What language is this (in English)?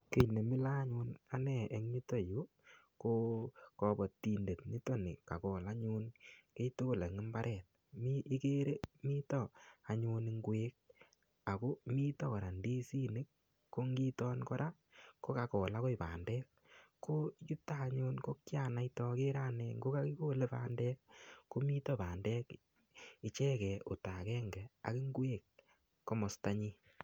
Kalenjin